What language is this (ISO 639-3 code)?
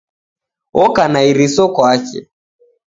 dav